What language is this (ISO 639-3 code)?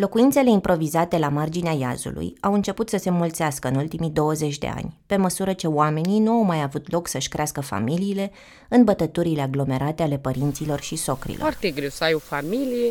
ron